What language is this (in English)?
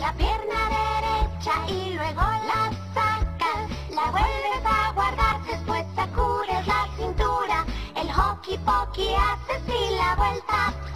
Italian